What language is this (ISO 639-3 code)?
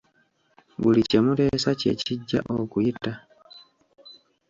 lug